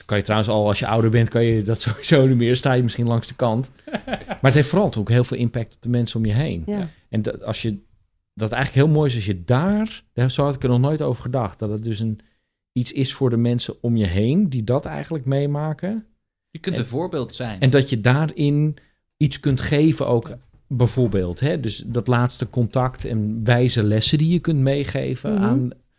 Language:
Dutch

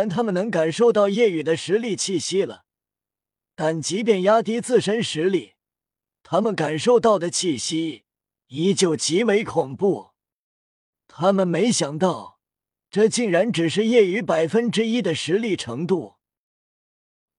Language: Chinese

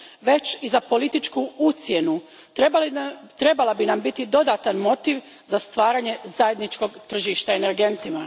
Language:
Croatian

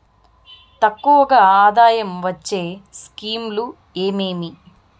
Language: Telugu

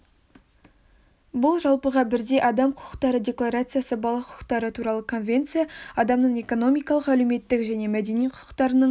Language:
Kazakh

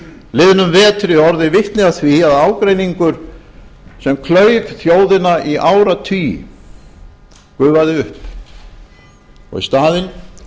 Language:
Icelandic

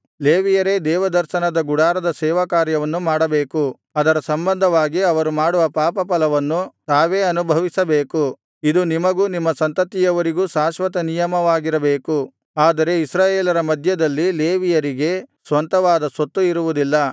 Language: Kannada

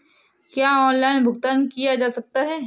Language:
Hindi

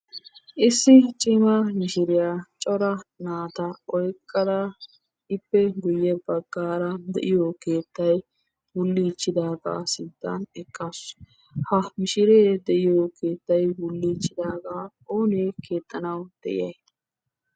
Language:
Wolaytta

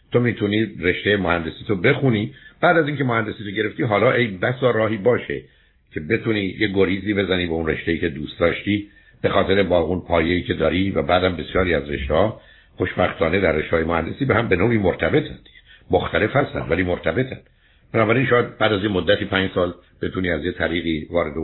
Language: Persian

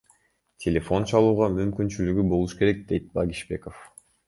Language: Kyrgyz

